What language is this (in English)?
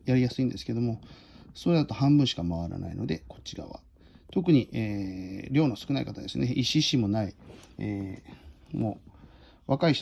Japanese